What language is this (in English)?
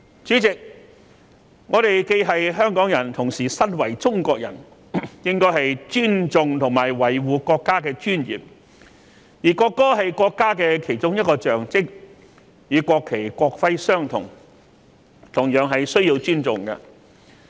Cantonese